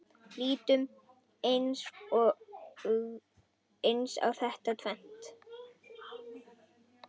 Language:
Icelandic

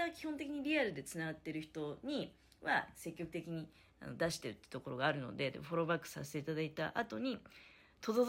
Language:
Japanese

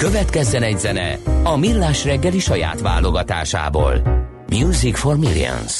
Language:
Hungarian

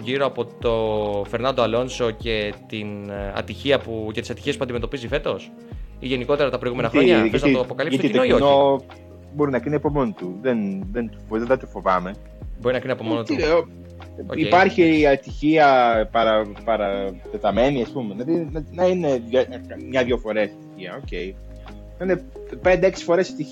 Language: Greek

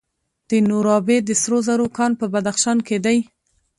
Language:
Pashto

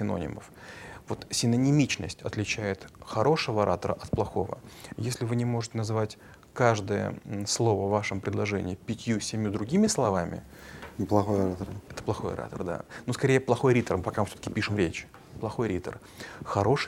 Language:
Russian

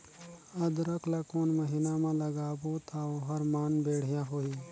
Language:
Chhattisgarhi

